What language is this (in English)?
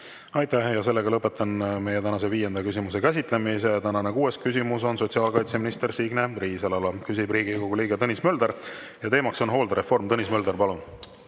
Estonian